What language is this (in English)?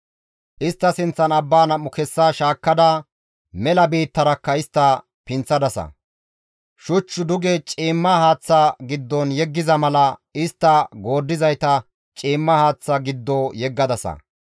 Gamo